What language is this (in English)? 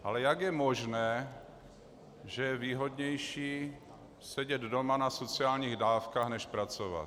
Czech